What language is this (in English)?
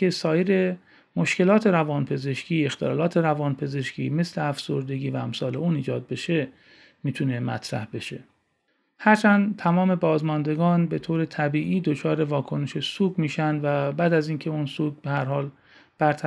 Persian